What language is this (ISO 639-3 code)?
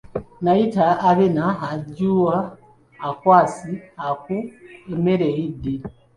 lug